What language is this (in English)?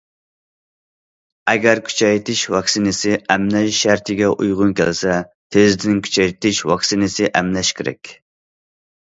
Uyghur